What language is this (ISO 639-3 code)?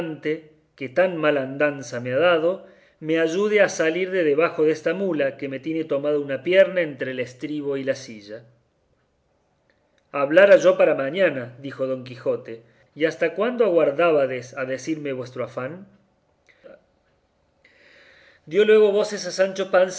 spa